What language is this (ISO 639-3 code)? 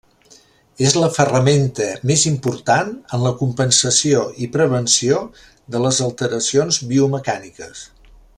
cat